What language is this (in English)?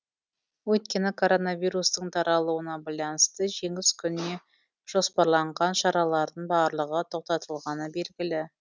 Kazakh